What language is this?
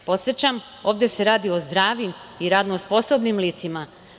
Serbian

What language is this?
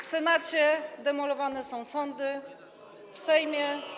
Polish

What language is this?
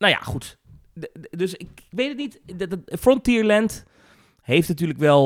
Dutch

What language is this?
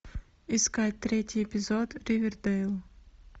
Russian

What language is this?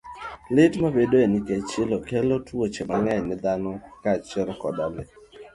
Luo (Kenya and Tanzania)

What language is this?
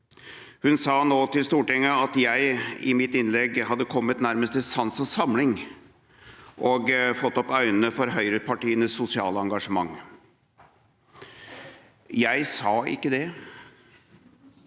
Norwegian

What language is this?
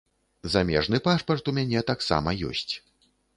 Belarusian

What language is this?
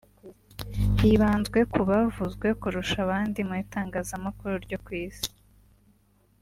Kinyarwanda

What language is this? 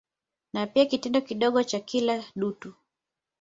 Swahili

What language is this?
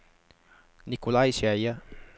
Norwegian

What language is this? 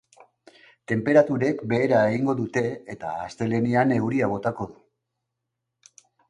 Basque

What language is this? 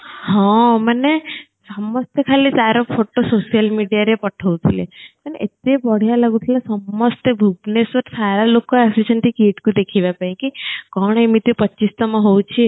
Odia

